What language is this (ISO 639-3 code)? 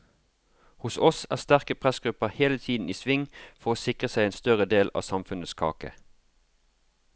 nor